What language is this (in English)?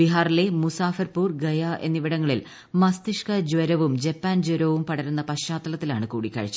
Malayalam